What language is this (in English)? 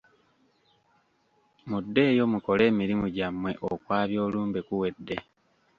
Ganda